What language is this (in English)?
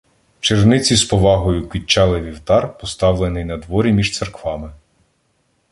Ukrainian